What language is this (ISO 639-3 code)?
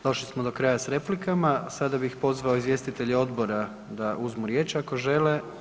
hrv